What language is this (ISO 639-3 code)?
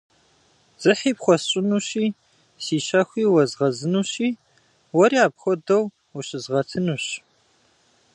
kbd